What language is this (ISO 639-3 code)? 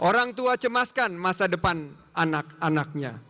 ind